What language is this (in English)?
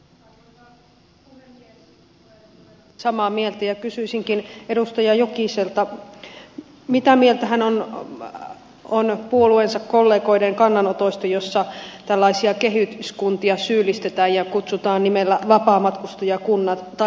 Finnish